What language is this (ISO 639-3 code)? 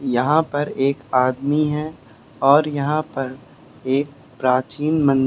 hin